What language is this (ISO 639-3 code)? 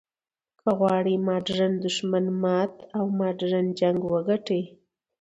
pus